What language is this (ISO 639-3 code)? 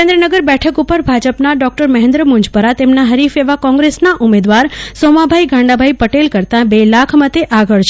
guj